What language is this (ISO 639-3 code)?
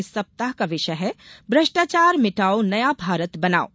hin